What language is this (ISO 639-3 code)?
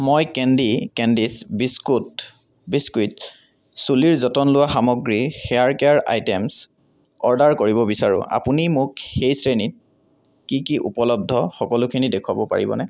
asm